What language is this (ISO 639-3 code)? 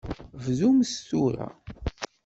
kab